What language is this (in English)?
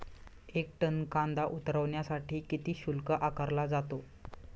Marathi